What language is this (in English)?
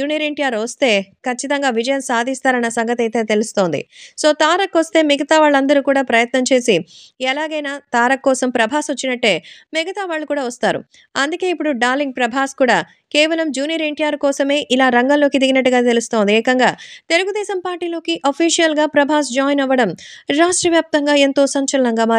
Telugu